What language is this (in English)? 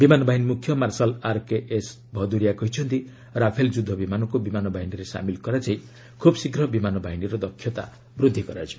Odia